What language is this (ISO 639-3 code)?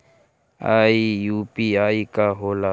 bho